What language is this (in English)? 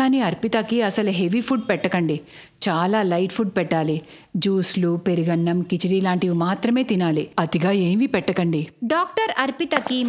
Hindi